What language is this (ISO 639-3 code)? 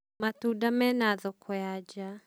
kik